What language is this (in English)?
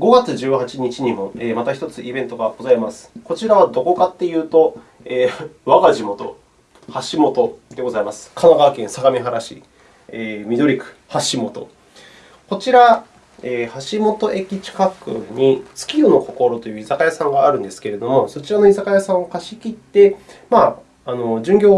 Japanese